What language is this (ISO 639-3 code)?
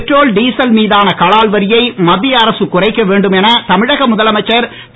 tam